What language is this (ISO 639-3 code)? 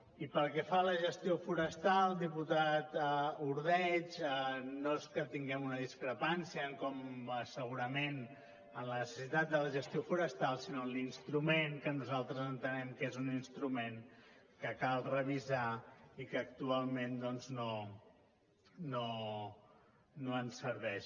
cat